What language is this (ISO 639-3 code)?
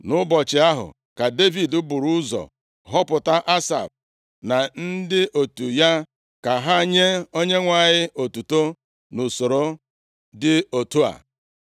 ibo